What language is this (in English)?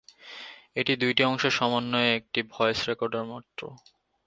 Bangla